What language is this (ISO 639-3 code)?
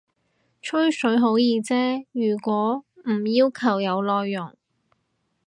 yue